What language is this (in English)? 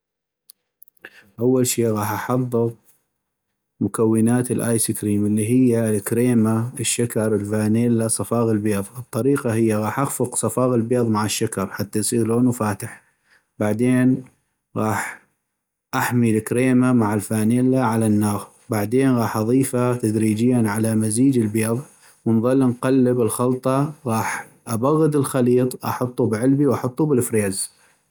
North Mesopotamian Arabic